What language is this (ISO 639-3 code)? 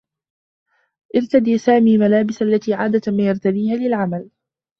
ara